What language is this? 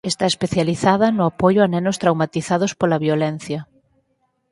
Galician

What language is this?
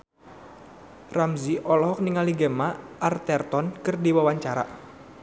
Sundanese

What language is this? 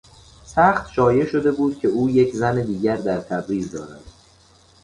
Persian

